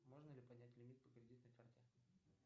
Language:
Russian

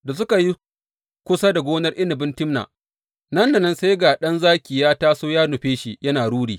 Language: Hausa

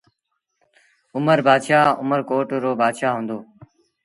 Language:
Sindhi Bhil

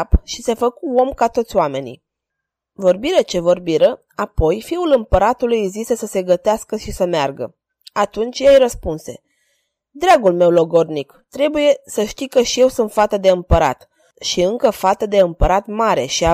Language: Romanian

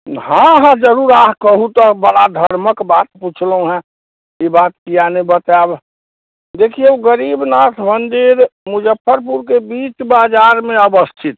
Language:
Maithili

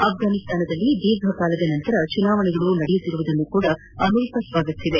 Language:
Kannada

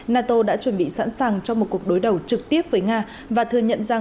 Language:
Vietnamese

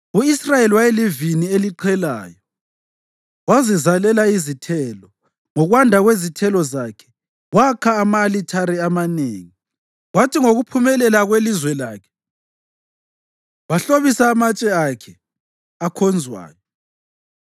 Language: North Ndebele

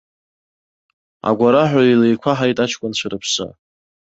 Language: Abkhazian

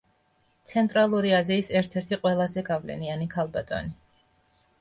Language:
Georgian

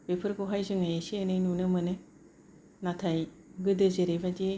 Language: Bodo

